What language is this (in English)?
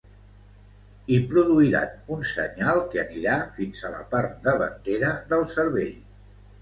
Catalan